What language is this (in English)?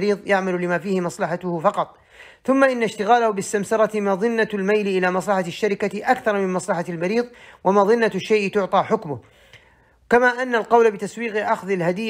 Arabic